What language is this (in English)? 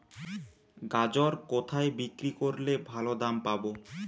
Bangla